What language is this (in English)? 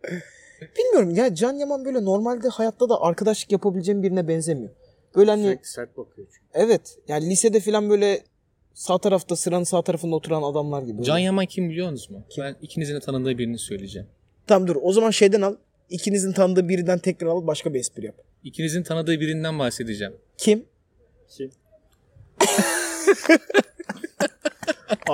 Turkish